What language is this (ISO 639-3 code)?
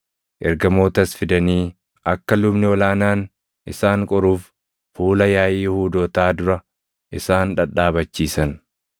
orm